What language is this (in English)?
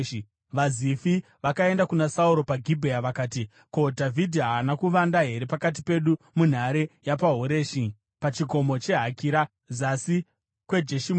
Shona